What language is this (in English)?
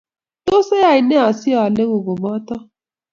Kalenjin